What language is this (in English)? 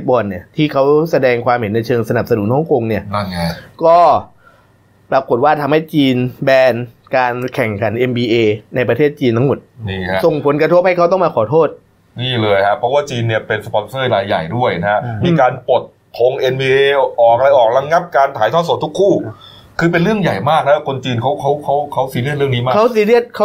Thai